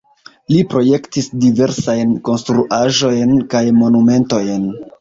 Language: Esperanto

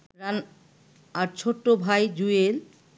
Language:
Bangla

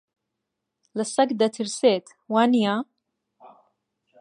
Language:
Central Kurdish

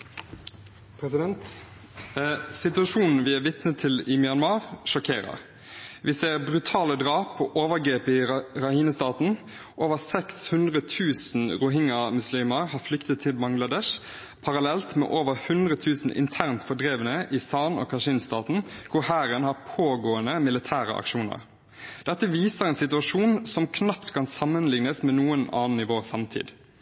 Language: Norwegian Bokmål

